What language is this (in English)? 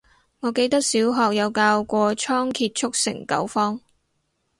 Cantonese